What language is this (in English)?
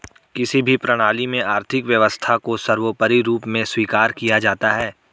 Hindi